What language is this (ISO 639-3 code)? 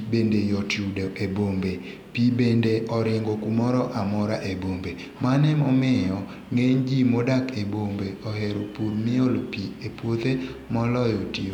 luo